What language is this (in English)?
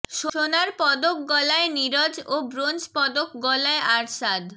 Bangla